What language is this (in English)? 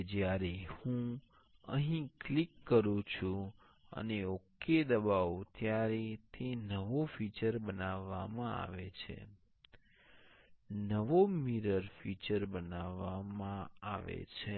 Gujarati